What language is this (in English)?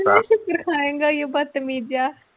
Punjabi